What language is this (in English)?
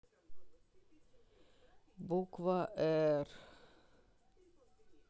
Russian